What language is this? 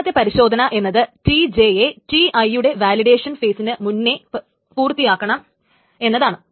Malayalam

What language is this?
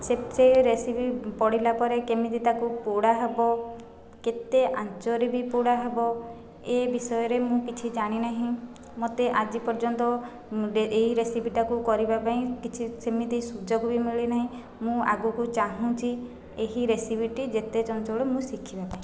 Odia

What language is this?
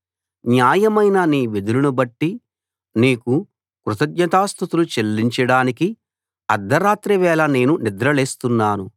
Telugu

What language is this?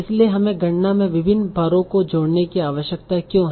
Hindi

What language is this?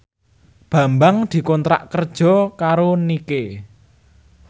Javanese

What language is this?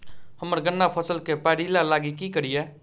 Maithili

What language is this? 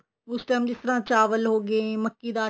Punjabi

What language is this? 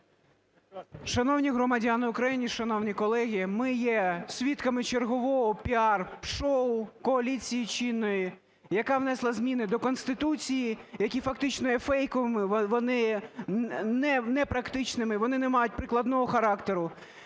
Ukrainian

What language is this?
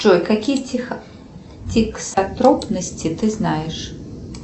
Russian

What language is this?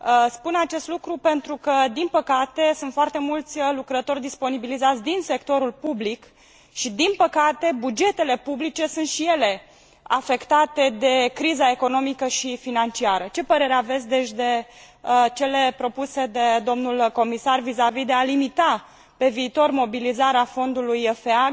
Romanian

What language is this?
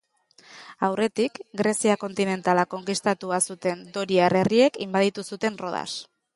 Basque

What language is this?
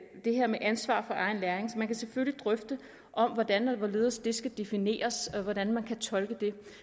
Danish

